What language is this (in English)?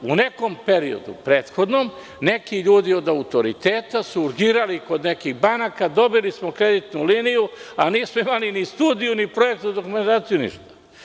Serbian